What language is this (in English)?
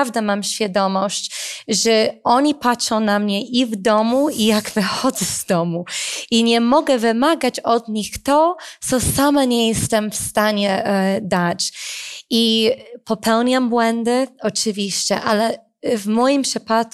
Polish